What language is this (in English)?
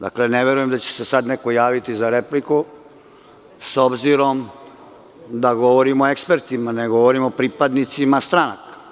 Serbian